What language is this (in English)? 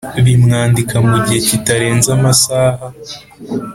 Kinyarwanda